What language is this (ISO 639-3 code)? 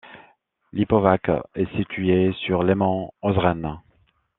fra